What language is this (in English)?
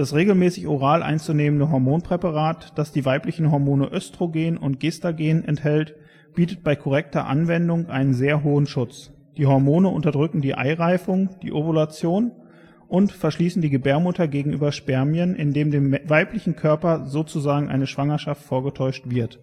German